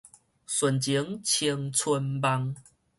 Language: Min Nan Chinese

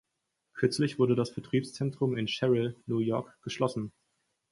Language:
German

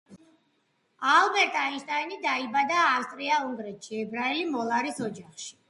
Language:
Georgian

